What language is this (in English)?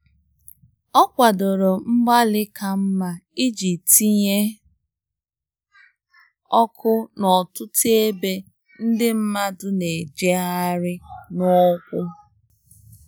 Igbo